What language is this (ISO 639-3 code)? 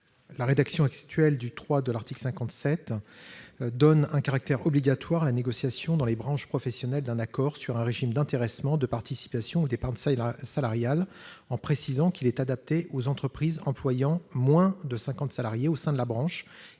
fra